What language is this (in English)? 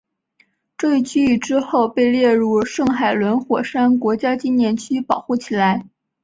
Chinese